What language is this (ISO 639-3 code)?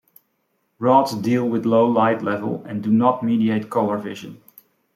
eng